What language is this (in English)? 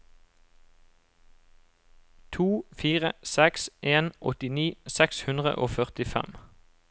Norwegian